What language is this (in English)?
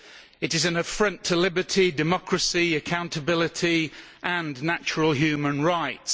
English